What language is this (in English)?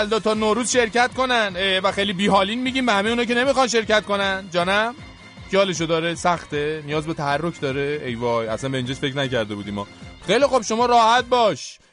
Persian